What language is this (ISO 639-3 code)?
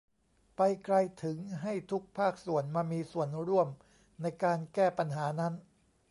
tha